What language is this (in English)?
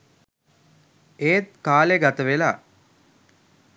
Sinhala